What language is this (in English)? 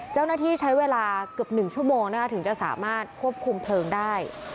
Thai